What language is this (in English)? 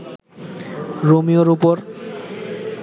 Bangla